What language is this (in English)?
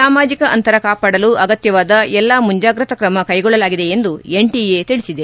Kannada